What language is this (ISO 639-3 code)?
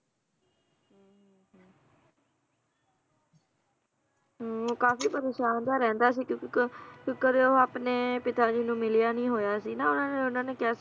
pan